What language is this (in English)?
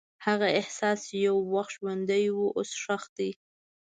Pashto